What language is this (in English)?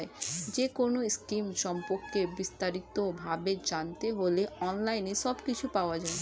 Bangla